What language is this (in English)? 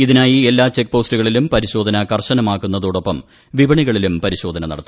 Malayalam